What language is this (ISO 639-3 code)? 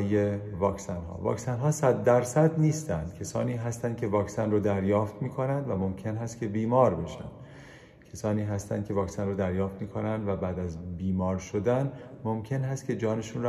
fas